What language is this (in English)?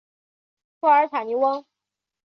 Chinese